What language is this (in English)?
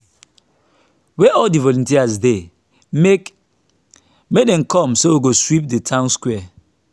Nigerian Pidgin